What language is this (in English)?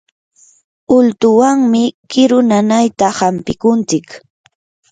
Yanahuanca Pasco Quechua